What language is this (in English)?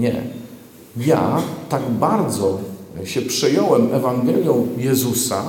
Polish